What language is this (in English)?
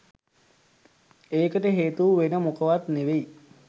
Sinhala